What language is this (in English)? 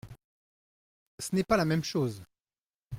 French